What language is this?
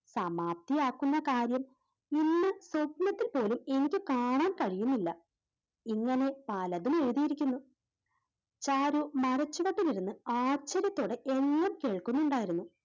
Malayalam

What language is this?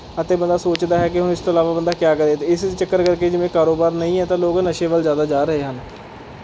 Punjabi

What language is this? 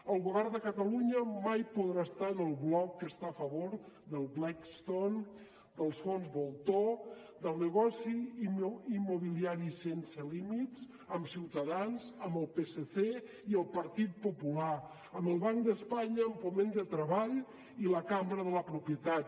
Catalan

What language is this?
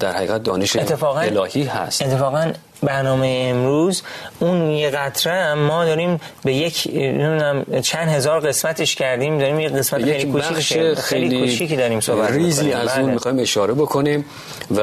Persian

